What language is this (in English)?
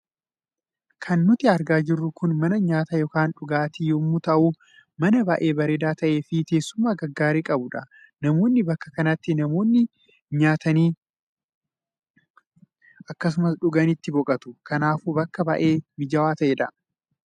Oromo